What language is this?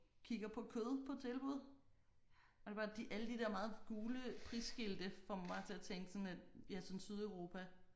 Danish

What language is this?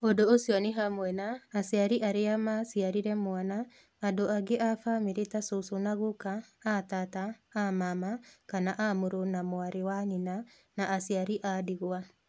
Kikuyu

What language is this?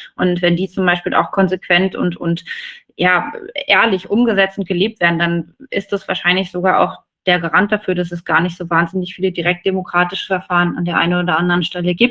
German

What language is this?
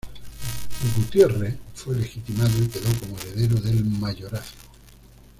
Spanish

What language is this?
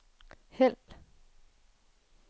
Danish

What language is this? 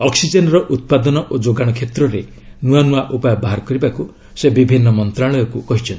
Odia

